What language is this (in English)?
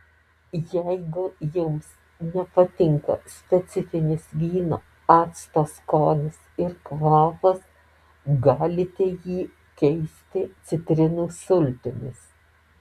Lithuanian